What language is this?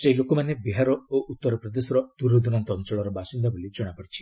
Odia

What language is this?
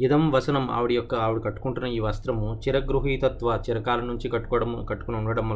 Telugu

